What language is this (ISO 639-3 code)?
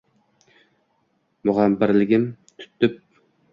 uzb